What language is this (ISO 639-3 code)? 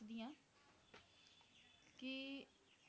pan